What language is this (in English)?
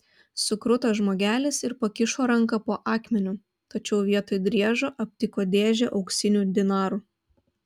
Lithuanian